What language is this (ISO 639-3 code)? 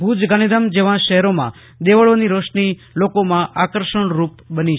guj